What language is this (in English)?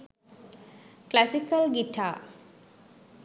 Sinhala